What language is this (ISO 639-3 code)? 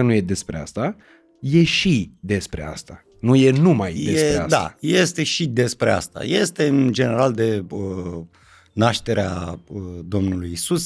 ron